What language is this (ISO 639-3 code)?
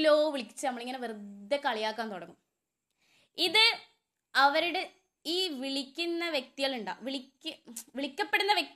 mal